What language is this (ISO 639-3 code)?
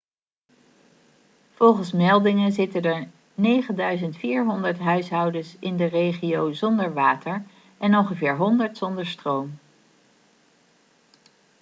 nld